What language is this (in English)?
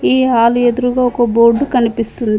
Telugu